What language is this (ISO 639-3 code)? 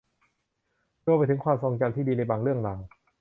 tha